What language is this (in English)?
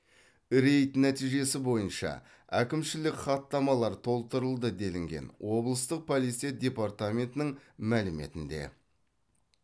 Kazakh